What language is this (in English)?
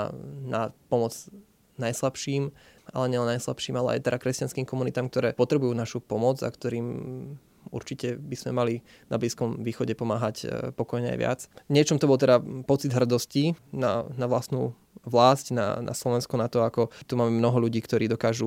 Slovak